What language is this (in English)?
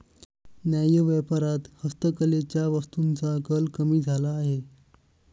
Marathi